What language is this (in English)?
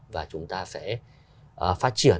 Vietnamese